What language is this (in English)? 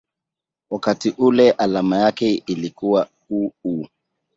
Swahili